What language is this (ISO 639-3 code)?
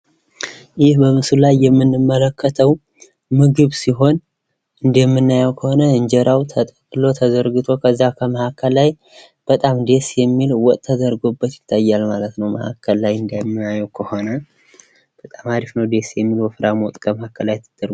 amh